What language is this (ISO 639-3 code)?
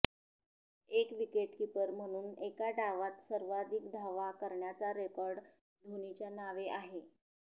mar